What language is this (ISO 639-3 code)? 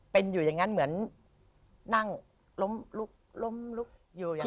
tha